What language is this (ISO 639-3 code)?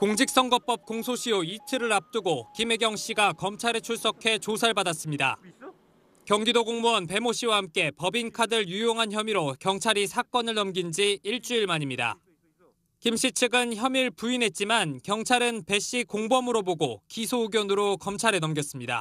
kor